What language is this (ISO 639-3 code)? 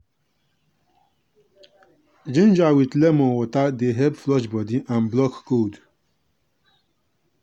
pcm